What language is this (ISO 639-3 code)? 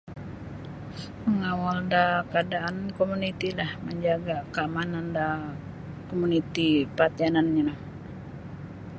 bsy